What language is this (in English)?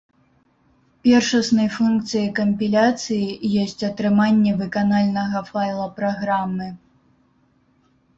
Belarusian